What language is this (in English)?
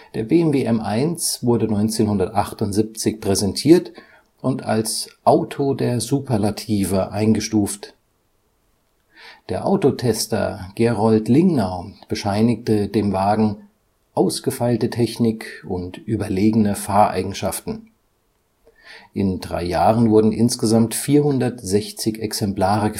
German